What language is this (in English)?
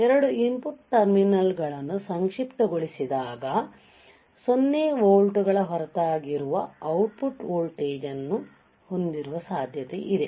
Kannada